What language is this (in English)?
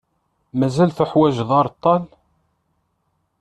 Kabyle